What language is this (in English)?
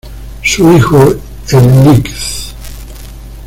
Spanish